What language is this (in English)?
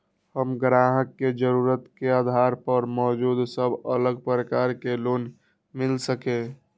Maithili